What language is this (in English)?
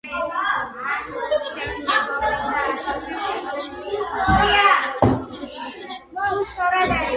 Georgian